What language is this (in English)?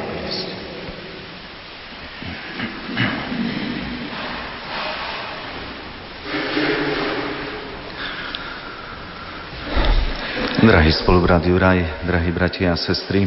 Slovak